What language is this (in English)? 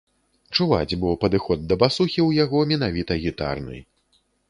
Belarusian